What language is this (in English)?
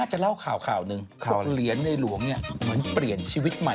Thai